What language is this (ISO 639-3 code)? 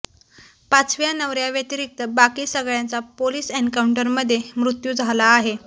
mar